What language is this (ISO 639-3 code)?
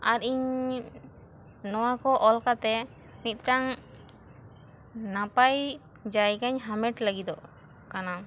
sat